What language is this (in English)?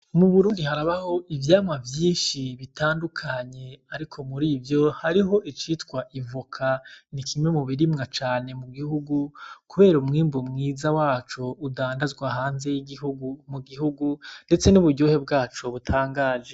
Rundi